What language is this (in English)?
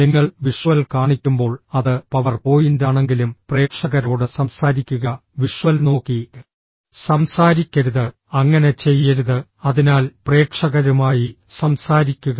Malayalam